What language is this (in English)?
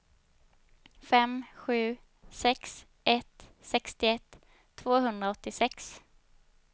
Swedish